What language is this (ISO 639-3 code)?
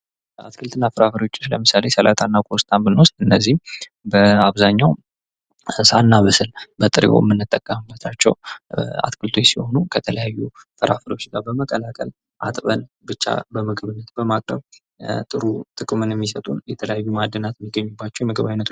amh